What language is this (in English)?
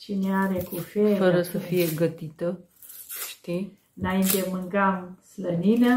Romanian